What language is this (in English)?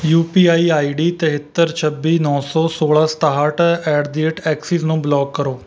Punjabi